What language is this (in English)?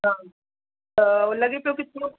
Sindhi